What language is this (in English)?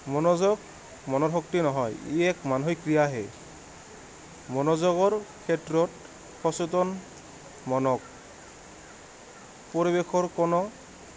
Assamese